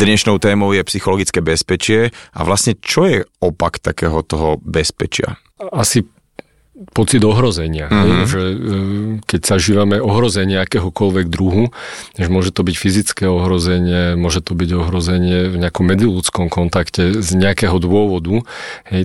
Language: Slovak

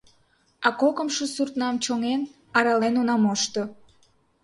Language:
Mari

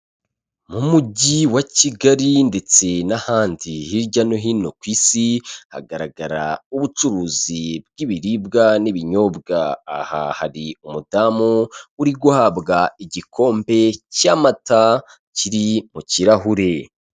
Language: Kinyarwanda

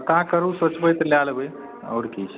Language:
Maithili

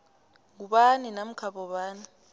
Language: South Ndebele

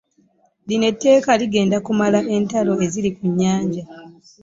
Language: Ganda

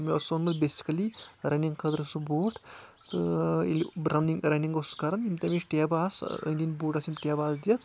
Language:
Kashmiri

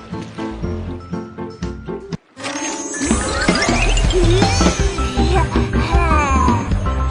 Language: Indonesian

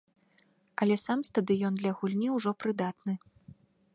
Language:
Belarusian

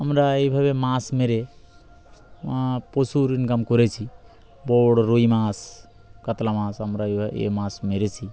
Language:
Bangla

